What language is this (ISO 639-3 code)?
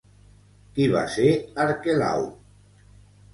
cat